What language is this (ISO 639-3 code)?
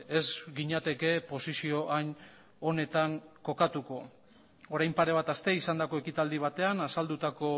eus